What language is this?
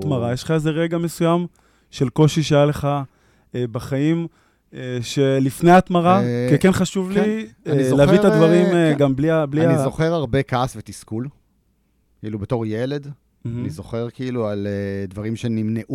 Hebrew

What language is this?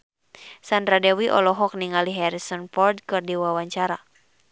Sundanese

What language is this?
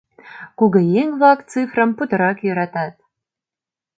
Mari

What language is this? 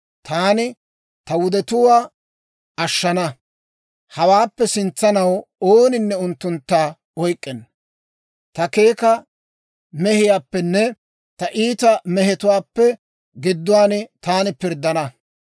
Dawro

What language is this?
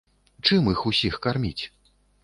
Belarusian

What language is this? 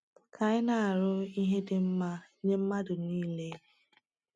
Igbo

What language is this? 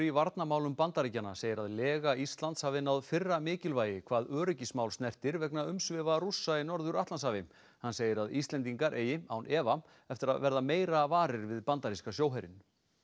Icelandic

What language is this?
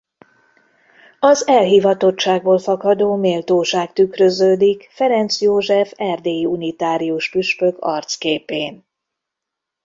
Hungarian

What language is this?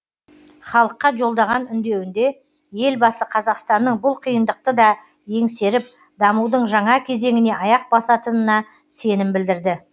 Kazakh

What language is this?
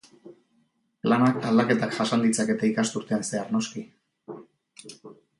Basque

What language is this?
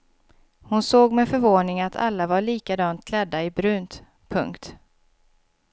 Swedish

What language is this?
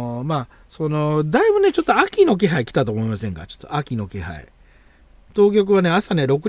Japanese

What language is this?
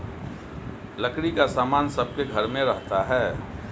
Hindi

